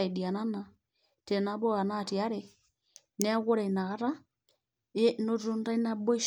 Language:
Masai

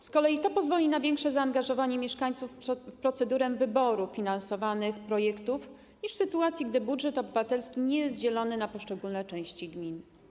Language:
Polish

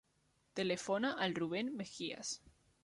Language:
Catalan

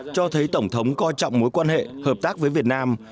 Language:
Vietnamese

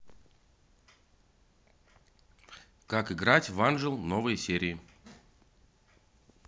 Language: Russian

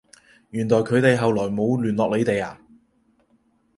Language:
Cantonese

